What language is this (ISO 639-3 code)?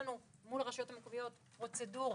heb